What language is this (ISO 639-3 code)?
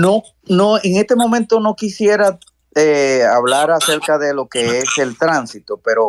spa